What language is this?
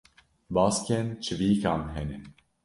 Kurdish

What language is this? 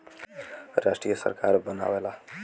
Bhojpuri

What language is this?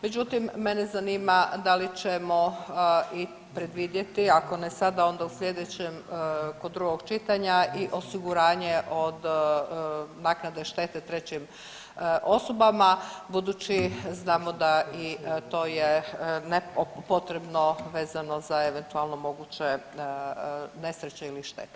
Croatian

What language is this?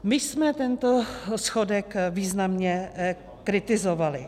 Czech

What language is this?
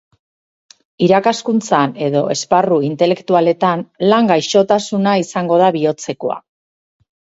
Basque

